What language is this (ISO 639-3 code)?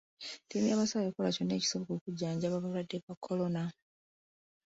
lug